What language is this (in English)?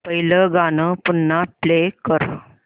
Marathi